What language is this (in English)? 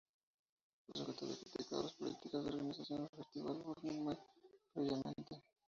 Spanish